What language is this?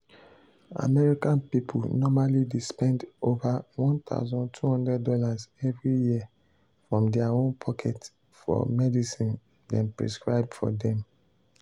Nigerian Pidgin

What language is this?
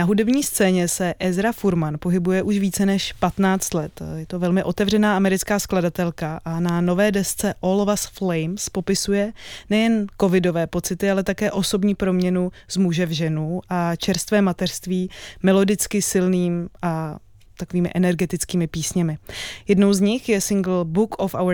Czech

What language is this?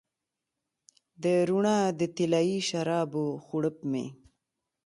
Pashto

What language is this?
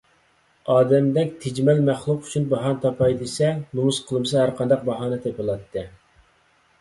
Uyghur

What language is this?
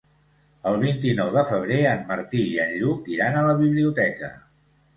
Catalan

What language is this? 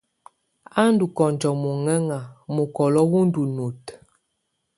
Tunen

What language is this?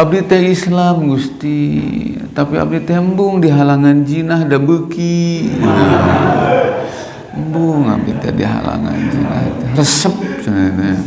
Indonesian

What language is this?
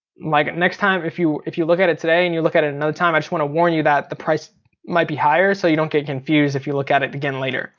English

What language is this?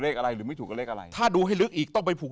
Thai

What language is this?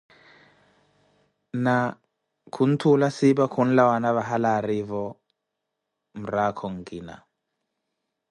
Koti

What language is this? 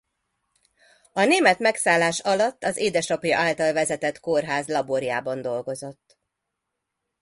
Hungarian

